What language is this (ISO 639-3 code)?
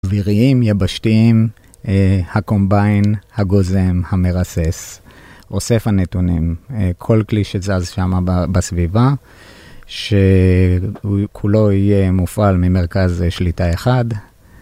heb